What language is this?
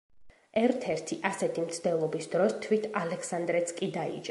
Georgian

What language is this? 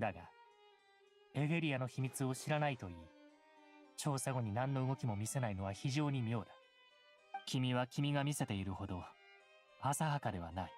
Japanese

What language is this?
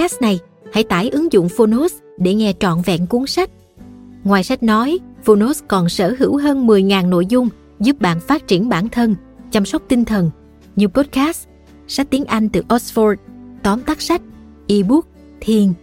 Vietnamese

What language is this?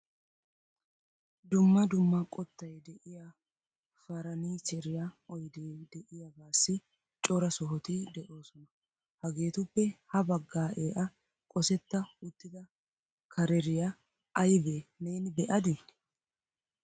Wolaytta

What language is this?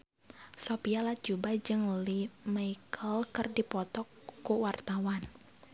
Sundanese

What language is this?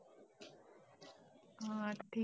Marathi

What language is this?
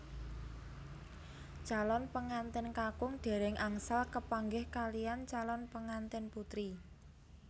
Javanese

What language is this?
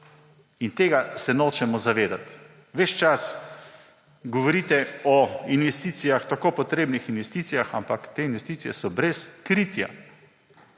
Slovenian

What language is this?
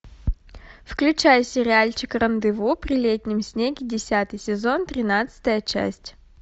Russian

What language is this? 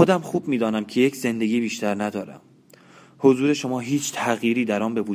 Persian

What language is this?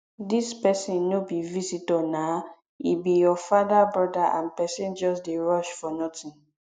Nigerian Pidgin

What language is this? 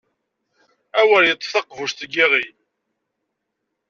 Kabyle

